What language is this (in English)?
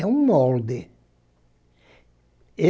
Portuguese